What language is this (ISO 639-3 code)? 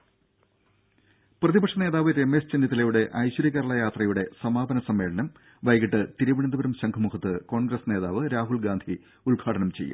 mal